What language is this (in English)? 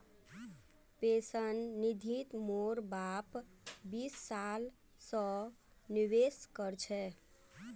Magahi